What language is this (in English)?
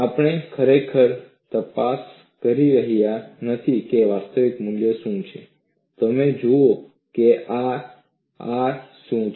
Gujarati